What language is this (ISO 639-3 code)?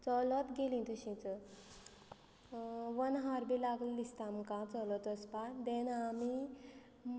kok